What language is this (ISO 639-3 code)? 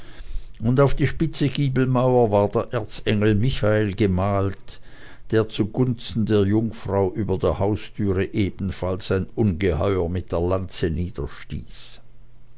deu